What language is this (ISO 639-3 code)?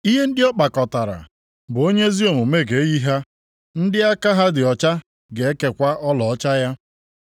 ibo